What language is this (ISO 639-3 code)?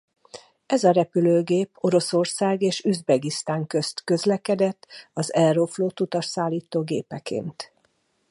hun